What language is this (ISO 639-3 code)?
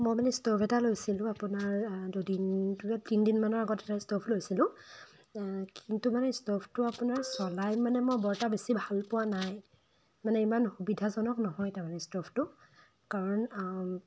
asm